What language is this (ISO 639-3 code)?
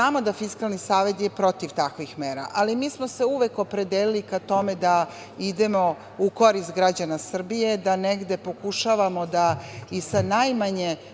srp